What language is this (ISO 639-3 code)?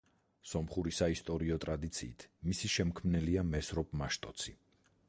kat